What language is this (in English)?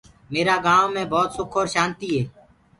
Gurgula